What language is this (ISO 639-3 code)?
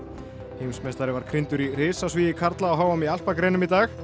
isl